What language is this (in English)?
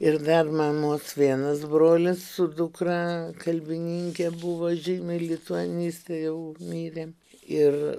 Lithuanian